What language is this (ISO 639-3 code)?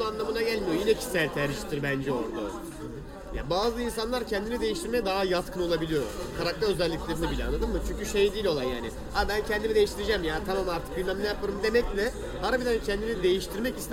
tur